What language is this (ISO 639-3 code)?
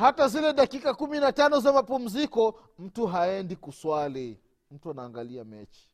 swa